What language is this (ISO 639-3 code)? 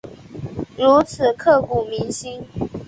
zho